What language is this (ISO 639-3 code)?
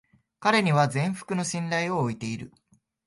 jpn